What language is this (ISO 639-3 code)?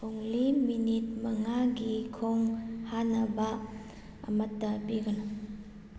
mni